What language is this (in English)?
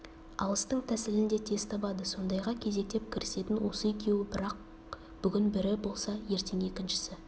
Kazakh